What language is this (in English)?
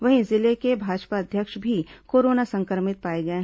Hindi